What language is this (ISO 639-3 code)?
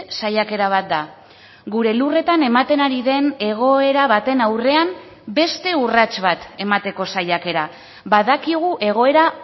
eus